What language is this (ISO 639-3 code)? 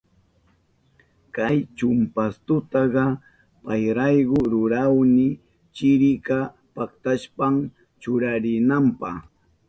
qup